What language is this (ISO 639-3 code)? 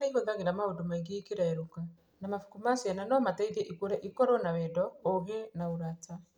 kik